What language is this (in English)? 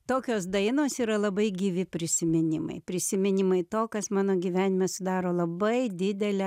Lithuanian